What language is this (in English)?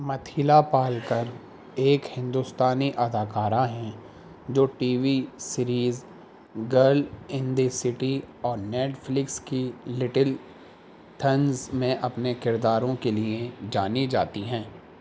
Urdu